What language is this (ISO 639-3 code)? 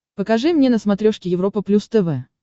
rus